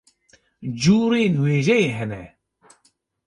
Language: Kurdish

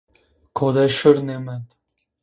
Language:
Zaza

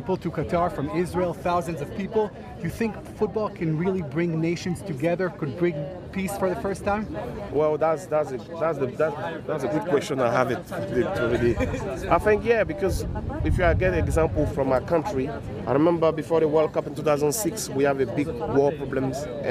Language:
Hebrew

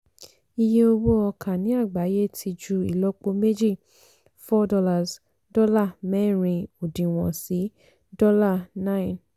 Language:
Yoruba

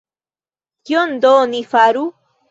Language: Esperanto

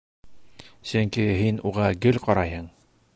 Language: Bashkir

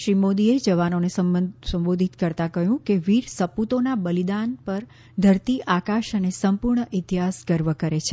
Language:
Gujarati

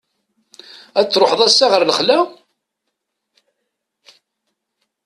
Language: Kabyle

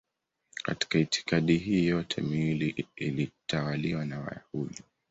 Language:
Swahili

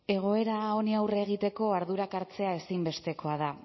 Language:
Basque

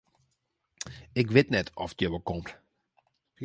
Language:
Western Frisian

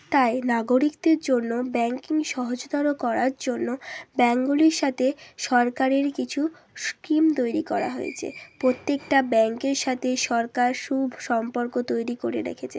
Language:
Bangla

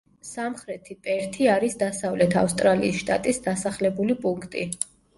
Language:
Georgian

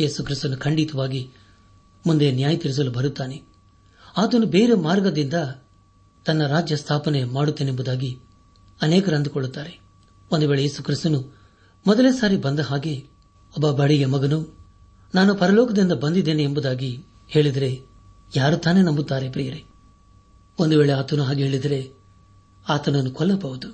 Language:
Kannada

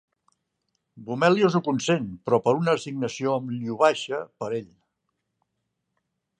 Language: Catalan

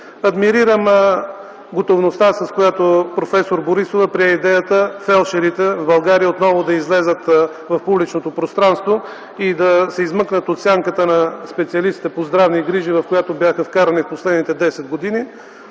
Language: Bulgarian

